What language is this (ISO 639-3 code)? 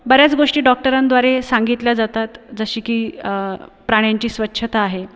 mar